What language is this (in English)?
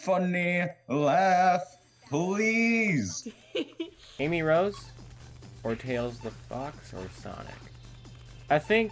English